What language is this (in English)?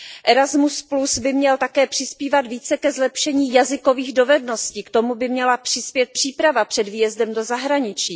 Czech